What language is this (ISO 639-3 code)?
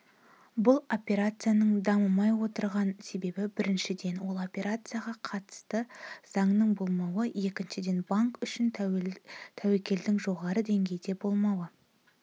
kaz